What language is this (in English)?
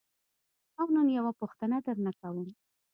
Pashto